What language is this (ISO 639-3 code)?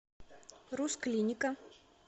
rus